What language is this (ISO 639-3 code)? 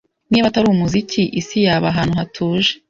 kin